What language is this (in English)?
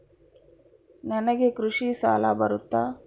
Kannada